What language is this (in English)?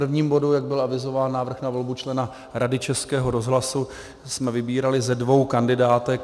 Czech